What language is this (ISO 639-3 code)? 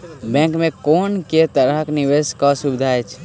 mai